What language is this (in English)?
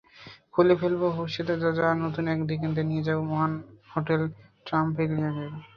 Bangla